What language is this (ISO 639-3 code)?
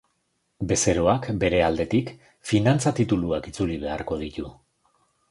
eus